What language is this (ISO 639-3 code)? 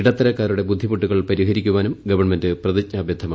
mal